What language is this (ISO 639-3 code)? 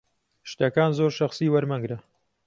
ckb